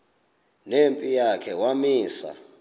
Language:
Xhosa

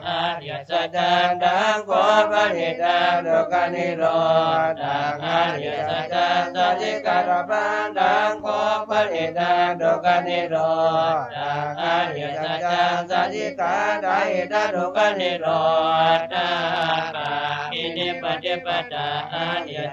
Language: Thai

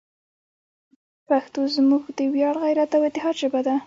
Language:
Pashto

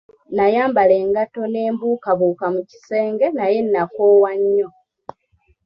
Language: Ganda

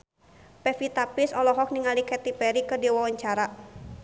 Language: Sundanese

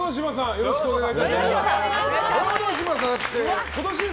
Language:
Japanese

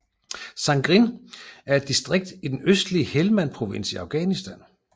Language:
Danish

